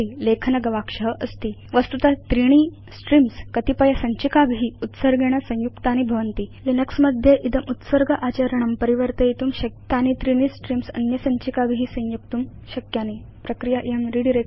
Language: Sanskrit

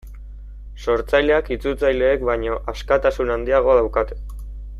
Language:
Basque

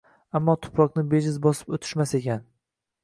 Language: Uzbek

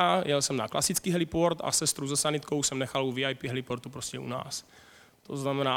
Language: Czech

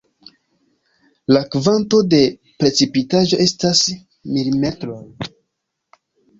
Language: Esperanto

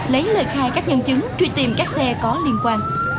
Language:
Vietnamese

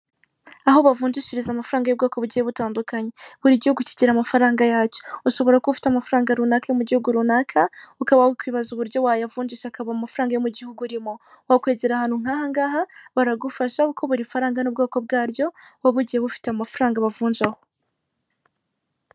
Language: Kinyarwanda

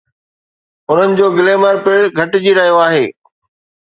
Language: Sindhi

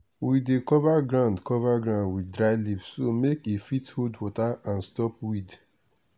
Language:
Nigerian Pidgin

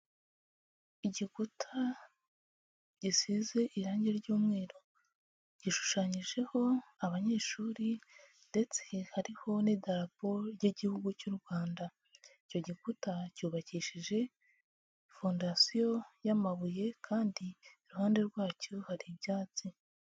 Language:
Kinyarwanda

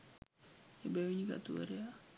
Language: Sinhala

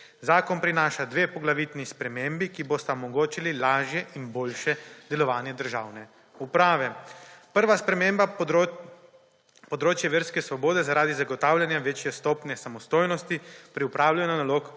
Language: Slovenian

